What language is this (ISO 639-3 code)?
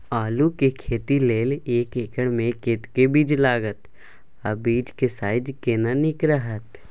mai